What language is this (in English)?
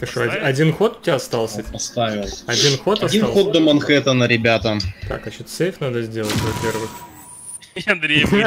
Russian